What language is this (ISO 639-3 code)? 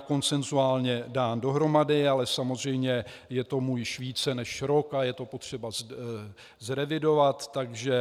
ces